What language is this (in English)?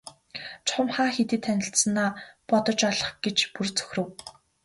Mongolian